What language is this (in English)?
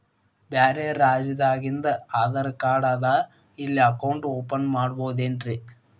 Kannada